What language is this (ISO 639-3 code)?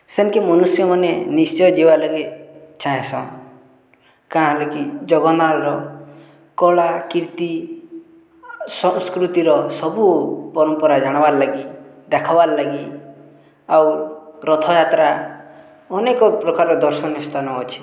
ori